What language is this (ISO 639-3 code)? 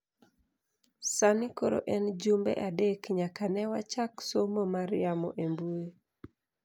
luo